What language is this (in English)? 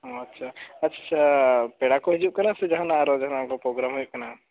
Santali